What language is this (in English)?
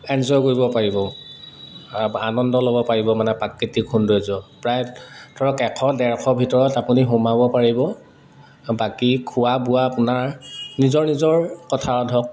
Assamese